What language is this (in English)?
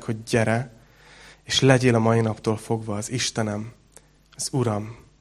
Hungarian